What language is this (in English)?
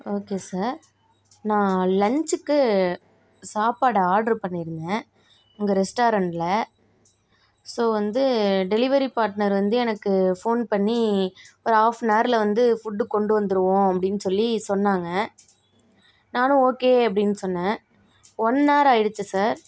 Tamil